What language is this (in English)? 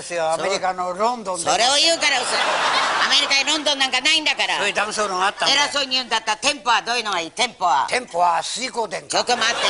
Japanese